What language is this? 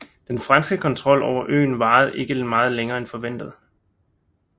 Danish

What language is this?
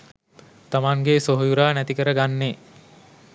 Sinhala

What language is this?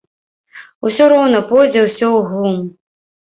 Belarusian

